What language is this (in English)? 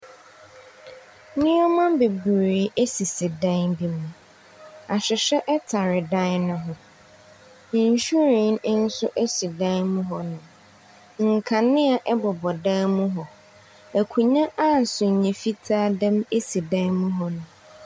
Akan